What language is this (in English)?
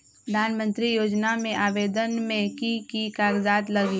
Magahi